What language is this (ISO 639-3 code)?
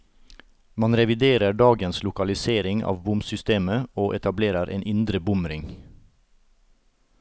nor